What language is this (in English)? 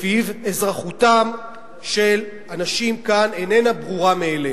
Hebrew